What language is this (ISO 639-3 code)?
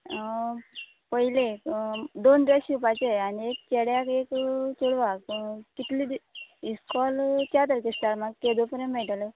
kok